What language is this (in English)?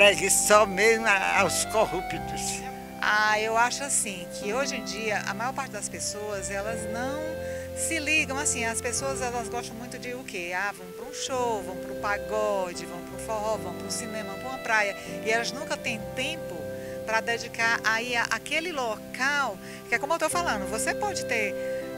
Portuguese